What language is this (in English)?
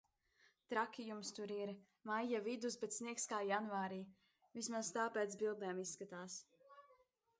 Latvian